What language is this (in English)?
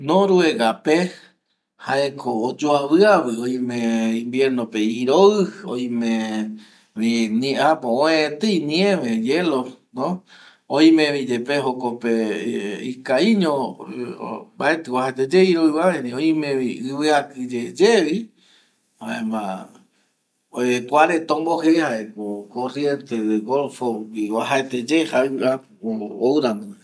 Eastern Bolivian Guaraní